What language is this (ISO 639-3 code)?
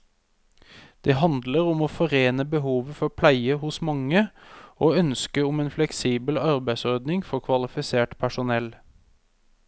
nor